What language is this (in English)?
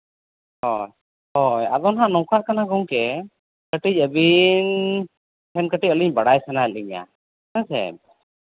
Santali